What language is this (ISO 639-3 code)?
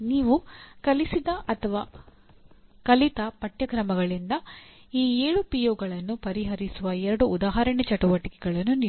kan